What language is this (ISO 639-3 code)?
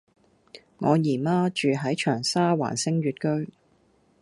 yue